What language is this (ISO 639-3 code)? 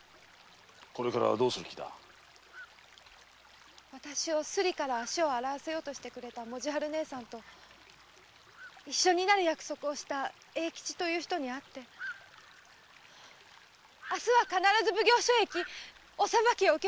jpn